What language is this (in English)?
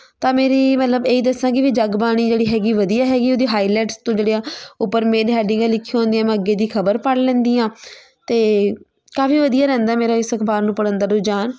Punjabi